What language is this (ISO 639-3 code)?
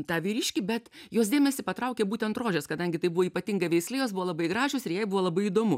lit